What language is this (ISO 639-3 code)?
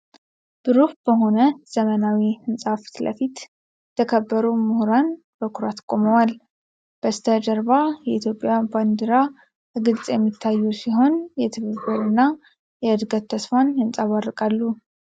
amh